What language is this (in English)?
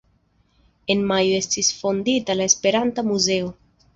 Esperanto